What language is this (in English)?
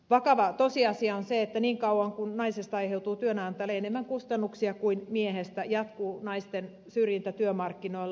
Finnish